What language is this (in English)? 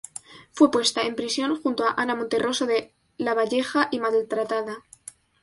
Spanish